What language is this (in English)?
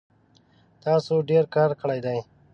Pashto